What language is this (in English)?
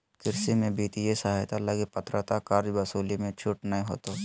Magahi